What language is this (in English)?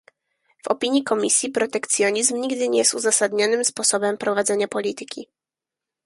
Polish